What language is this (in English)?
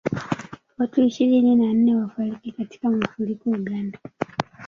Swahili